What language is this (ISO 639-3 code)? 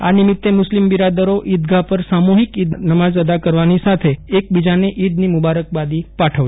guj